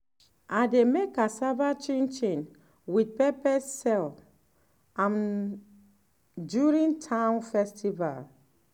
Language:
Nigerian Pidgin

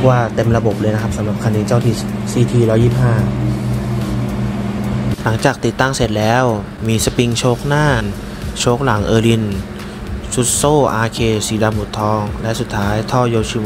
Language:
Thai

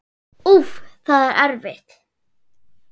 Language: Icelandic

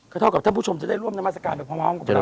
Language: Thai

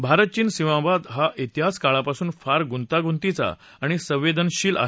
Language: Marathi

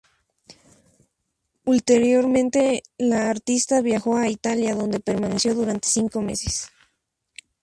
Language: Spanish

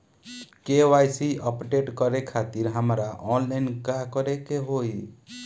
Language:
Bhojpuri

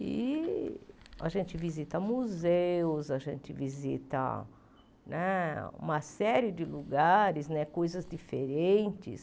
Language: Portuguese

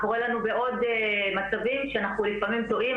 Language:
Hebrew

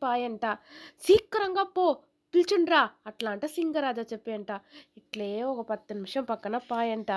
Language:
Telugu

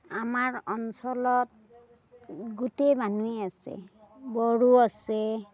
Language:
Assamese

